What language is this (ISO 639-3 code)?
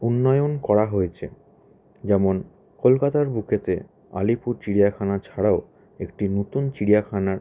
ben